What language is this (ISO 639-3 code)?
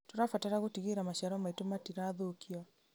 kik